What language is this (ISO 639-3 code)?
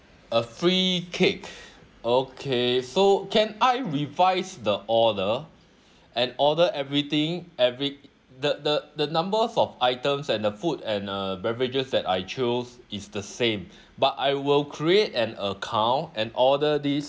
eng